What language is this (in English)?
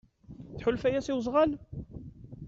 Kabyle